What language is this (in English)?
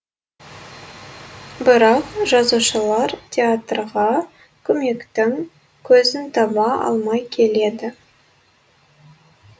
Kazakh